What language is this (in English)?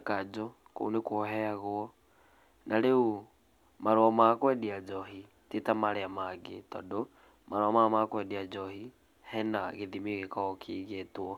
Kikuyu